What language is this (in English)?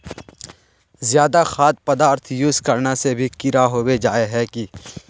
Magahi